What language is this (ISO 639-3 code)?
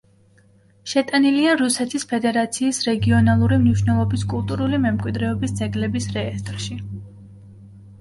kat